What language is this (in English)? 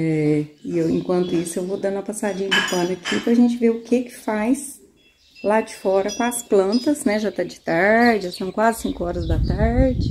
Portuguese